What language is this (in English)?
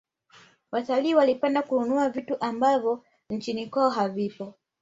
Swahili